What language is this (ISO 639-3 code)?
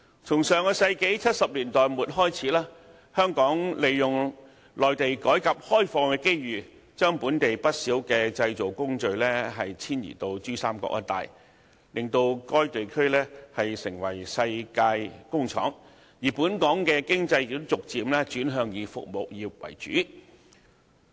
yue